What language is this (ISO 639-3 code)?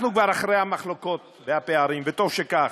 heb